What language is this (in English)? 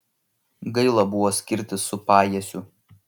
Lithuanian